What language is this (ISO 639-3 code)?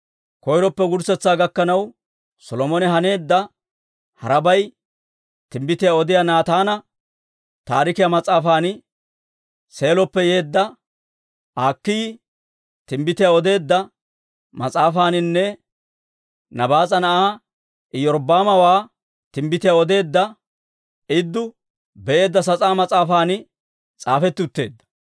dwr